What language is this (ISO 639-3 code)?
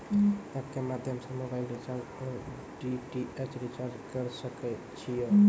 mai